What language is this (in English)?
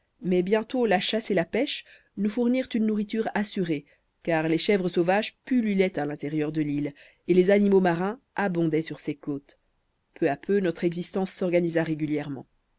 French